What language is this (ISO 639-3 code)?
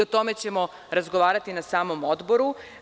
srp